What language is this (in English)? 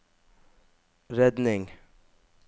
Norwegian